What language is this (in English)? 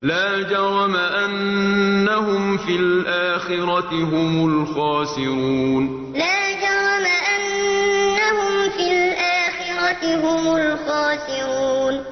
Arabic